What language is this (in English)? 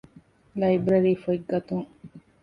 Divehi